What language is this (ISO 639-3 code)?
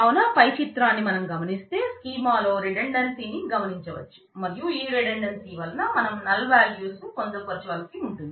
tel